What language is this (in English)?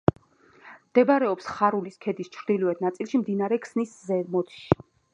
Georgian